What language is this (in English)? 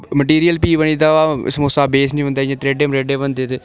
Dogri